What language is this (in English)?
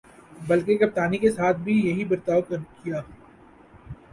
Urdu